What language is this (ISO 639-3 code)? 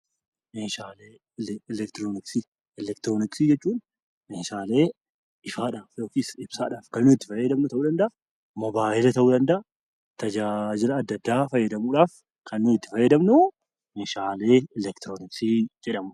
orm